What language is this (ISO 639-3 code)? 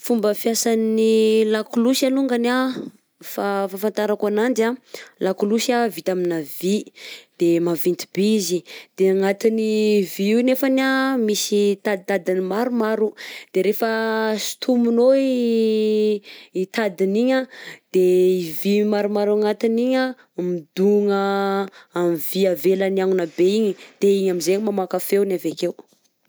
bzc